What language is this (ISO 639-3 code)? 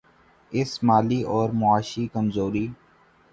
urd